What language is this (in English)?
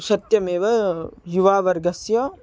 Sanskrit